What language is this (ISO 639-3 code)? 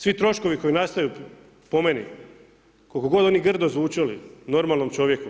hrv